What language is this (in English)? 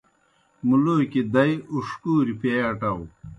Kohistani Shina